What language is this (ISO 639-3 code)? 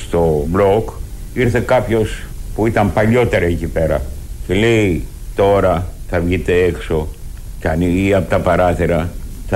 ell